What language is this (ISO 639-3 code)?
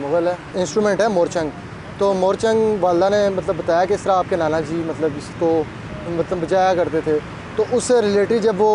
hin